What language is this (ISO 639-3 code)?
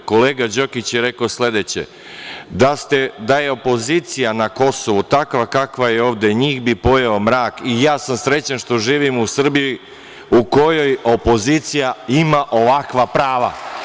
srp